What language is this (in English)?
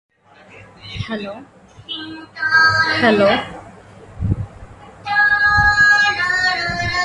English